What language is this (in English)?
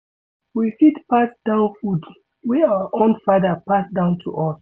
Nigerian Pidgin